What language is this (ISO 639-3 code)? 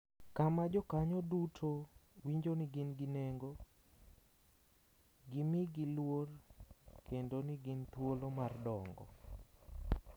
luo